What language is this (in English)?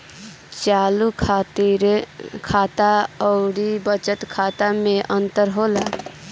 Bhojpuri